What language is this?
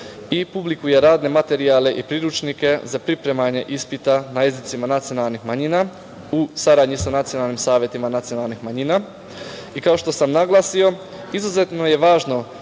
Serbian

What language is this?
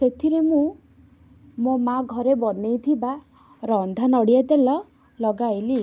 Odia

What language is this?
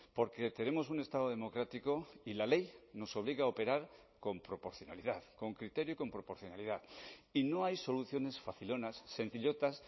Spanish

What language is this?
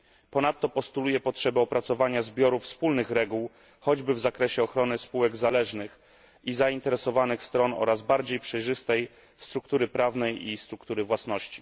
Polish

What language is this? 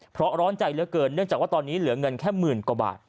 Thai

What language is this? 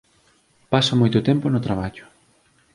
Galician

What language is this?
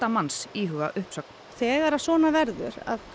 Icelandic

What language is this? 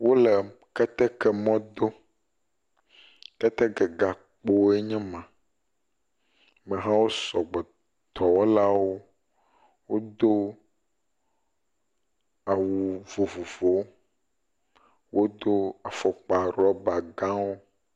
Ewe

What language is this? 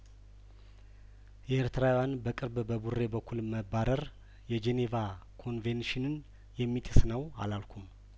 Amharic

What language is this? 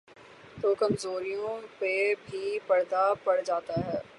Urdu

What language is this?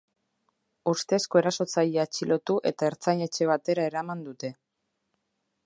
Basque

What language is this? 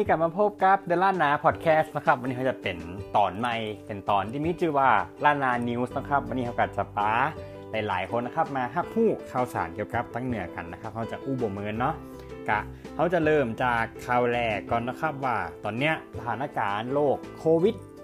Thai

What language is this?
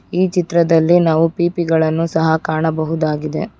Kannada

